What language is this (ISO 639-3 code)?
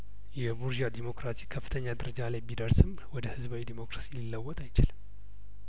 amh